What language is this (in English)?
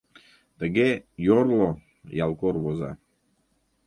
Mari